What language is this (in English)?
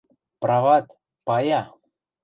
Western Mari